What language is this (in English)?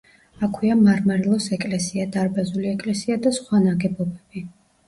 Georgian